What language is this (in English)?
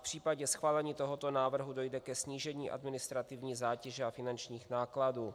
Czech